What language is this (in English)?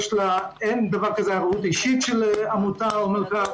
Hebrew